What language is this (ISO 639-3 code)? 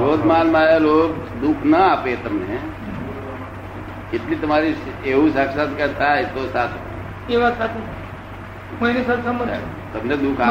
guj